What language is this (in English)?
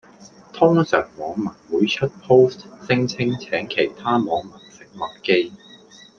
Cantonese